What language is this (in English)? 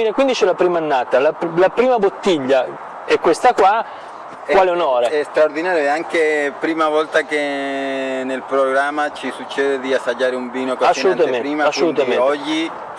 Italian